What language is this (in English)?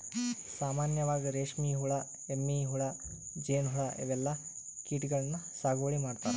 Kannada